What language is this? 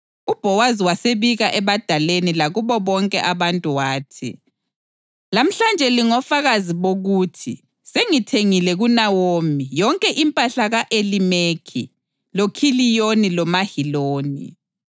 North Ndebele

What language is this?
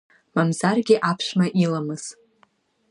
Abkhazian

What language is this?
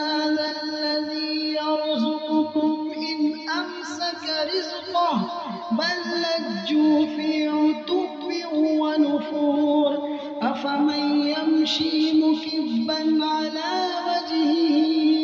Arabic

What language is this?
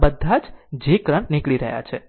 Gujarati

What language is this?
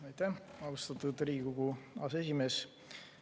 Estonian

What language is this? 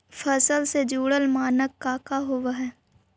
Magahi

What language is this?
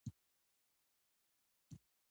Pashto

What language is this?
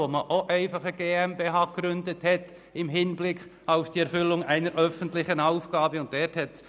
Swiss German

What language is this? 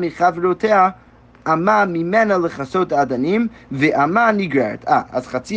Hebrew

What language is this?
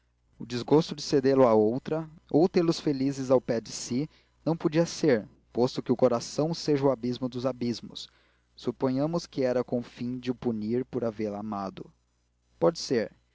Portuguese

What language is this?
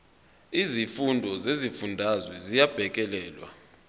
Zulu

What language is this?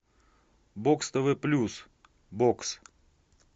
Russian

